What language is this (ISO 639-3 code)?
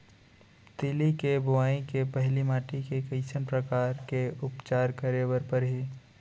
hne